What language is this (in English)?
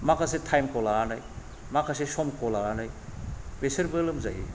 Bodo